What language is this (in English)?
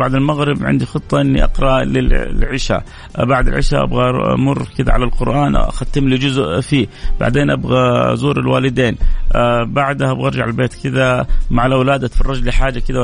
Arabic